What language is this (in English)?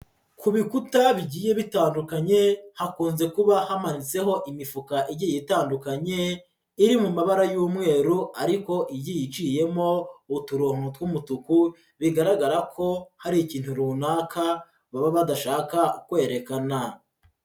Kinyarwanda